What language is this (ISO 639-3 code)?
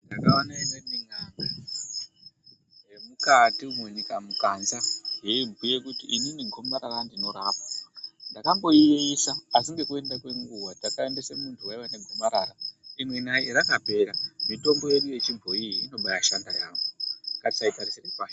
ndc